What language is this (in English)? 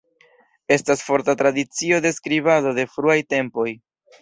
Esperanto